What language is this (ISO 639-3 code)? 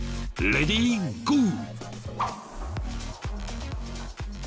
jpn